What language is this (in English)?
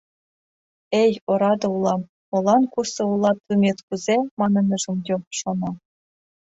Mari